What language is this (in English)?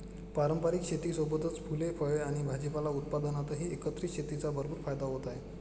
Marathi